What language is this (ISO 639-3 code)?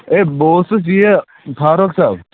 kas